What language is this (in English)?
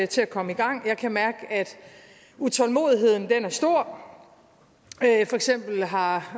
Danish